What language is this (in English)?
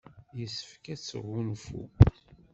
Kabyle